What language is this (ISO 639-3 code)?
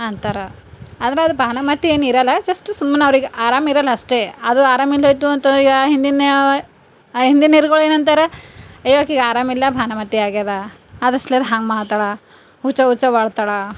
kan